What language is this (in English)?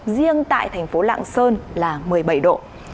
Vietnamese